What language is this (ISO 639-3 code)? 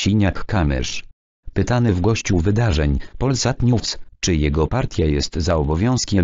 pol